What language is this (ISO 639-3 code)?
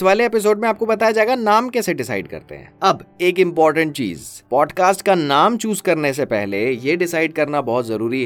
hin